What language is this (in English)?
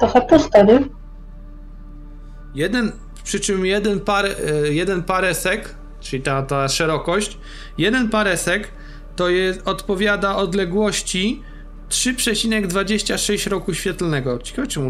Polish